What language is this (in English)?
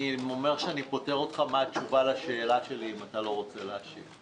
Hebrew